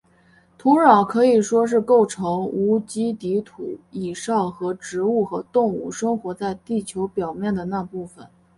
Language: Chinese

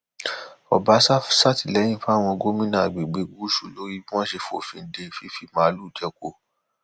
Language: Yoruba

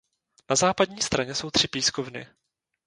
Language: Czech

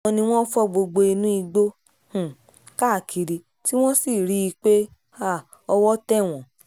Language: Yoruba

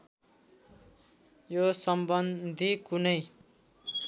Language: Nepali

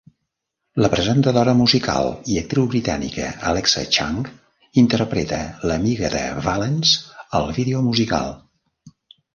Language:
Catalan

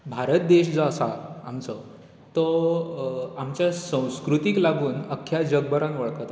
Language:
Konkani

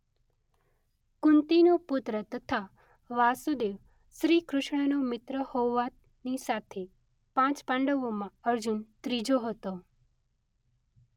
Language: Gujarati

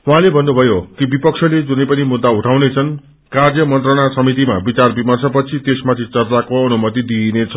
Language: Nepali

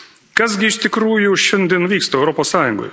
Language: Lithuanian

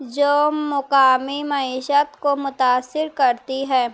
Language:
Urdu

